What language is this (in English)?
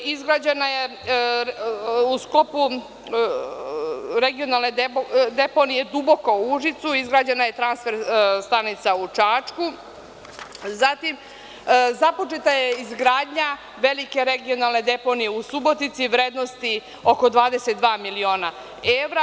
Serbian